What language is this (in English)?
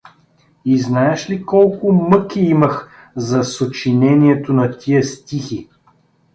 Bulgarian